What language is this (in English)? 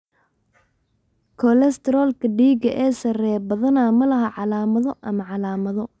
Somali